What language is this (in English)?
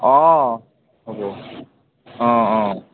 Assamese